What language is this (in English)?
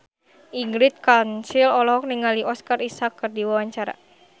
Sundanese